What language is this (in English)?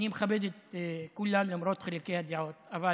Hebrew